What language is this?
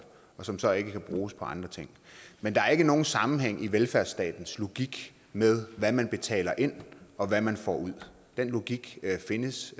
Danish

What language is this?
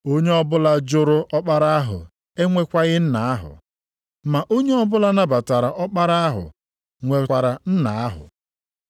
Igbo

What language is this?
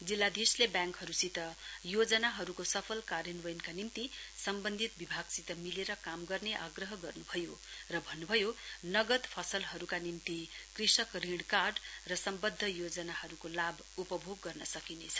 Nepali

